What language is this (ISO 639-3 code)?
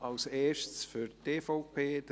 gsw